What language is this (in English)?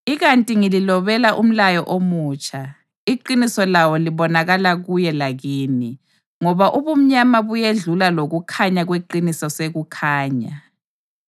North Ndebele